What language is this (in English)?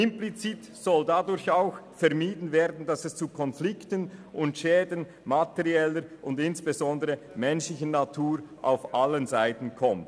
Swiss German